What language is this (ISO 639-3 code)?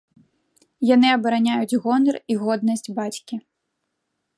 bel